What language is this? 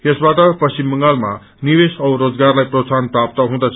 Nepali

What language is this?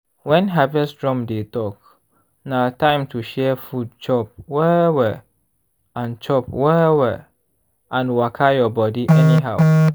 Nigerian Pidgin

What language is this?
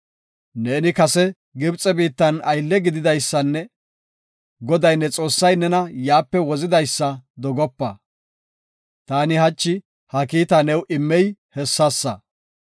Gofa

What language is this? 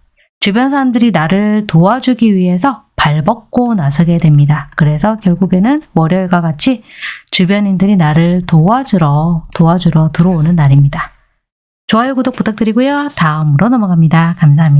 Korean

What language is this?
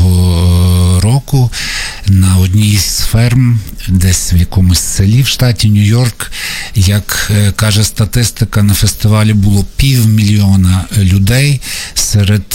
Ukrainian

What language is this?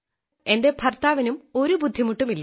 Malayalam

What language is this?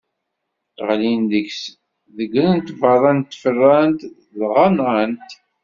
Kabyle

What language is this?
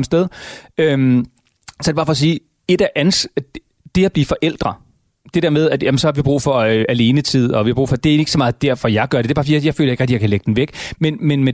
Danish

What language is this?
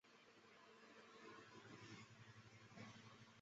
Chinese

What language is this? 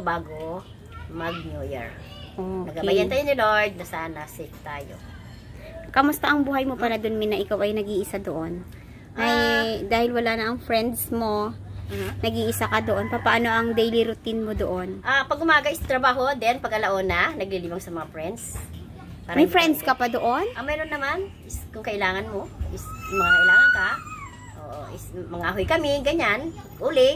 Filipino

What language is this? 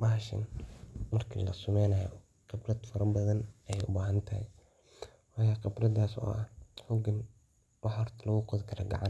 Somali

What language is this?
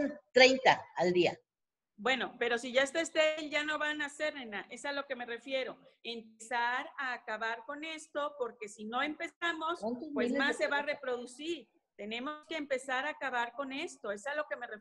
Spanish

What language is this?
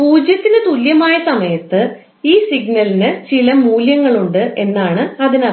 Malayalam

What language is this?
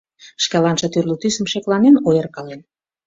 Mari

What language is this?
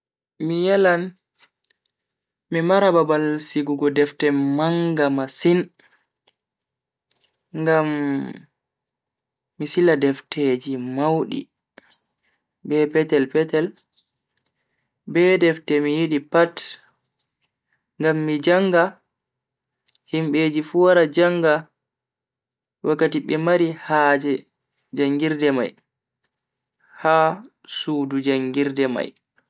Bagirmi Fulfulde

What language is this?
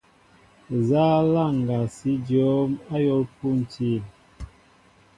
Mbo (Cameroon)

